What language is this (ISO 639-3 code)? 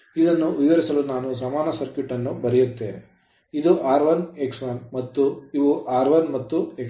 kan